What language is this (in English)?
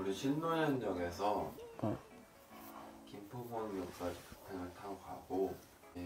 Korean